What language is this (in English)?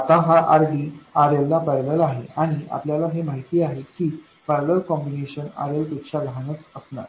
Marathi